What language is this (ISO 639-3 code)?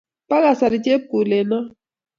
kln